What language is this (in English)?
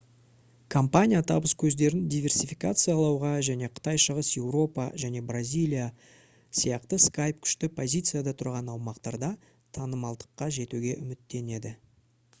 Kazakh